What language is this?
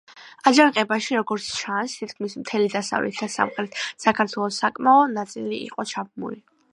Georgian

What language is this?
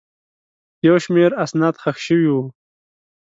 Pashto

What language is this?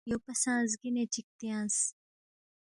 Balti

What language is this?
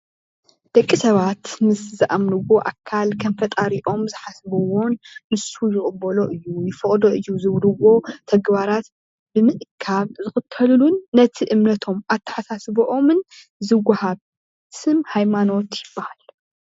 Tigrinya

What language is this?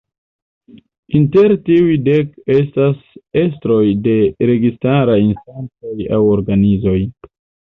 Esperanto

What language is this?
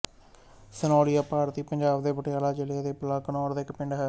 Punjabi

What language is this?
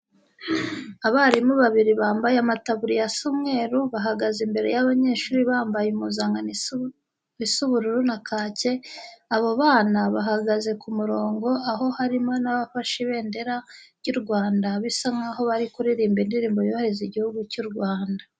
Kinyarwanda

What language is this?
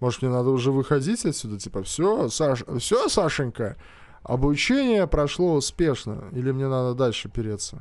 Russian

